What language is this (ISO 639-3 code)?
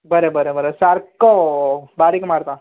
kok